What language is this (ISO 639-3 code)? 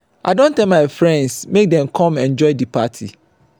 pcm